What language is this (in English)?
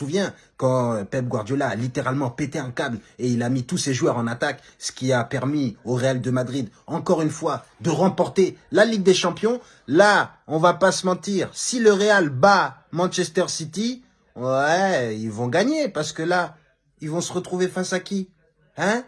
French